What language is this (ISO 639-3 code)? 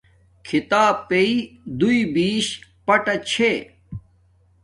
dmk